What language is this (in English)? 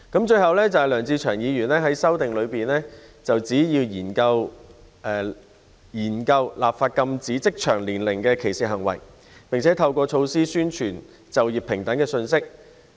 Cantonese